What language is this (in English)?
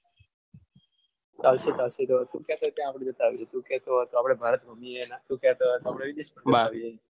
Gujarati